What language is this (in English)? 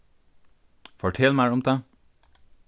Faroese